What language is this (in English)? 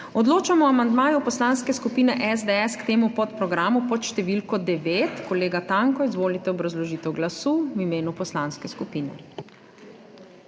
Slovenian